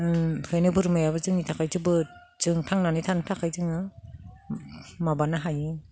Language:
Bodo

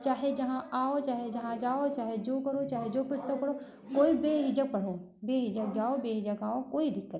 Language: Hindi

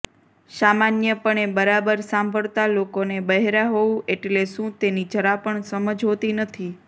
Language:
Gujarati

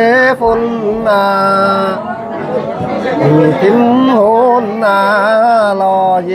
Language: Thai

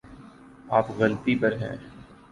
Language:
Urdu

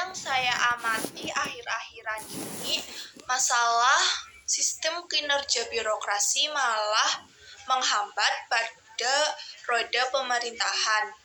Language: Indonesian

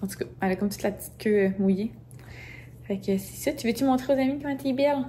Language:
French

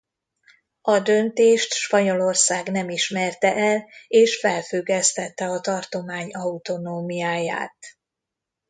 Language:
Hungarian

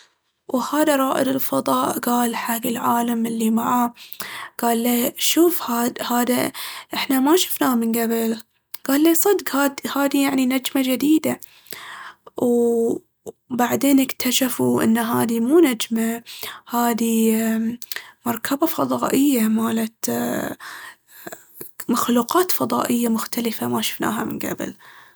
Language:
Baharna Arabic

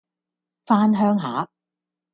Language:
Cantonese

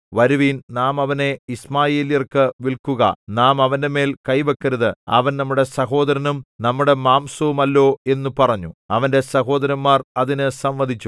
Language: Malayalam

